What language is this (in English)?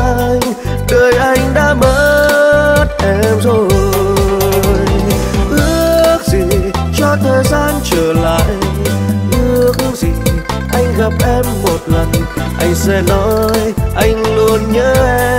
Vietnamese